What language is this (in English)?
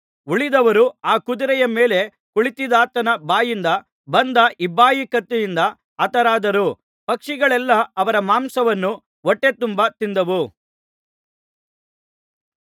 Kannada